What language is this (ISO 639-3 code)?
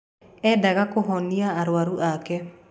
kik